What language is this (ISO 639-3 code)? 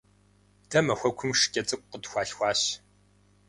kbd